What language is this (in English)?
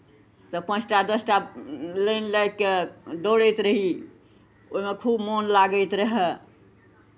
Maithili